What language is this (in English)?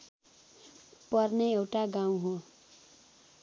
Nepali